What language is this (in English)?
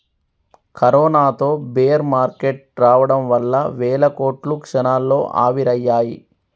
Telugu